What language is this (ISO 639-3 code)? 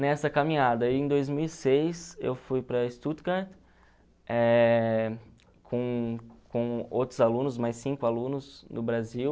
por